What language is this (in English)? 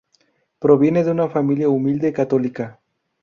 Spanish